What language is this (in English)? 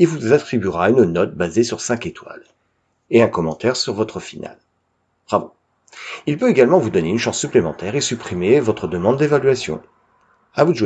French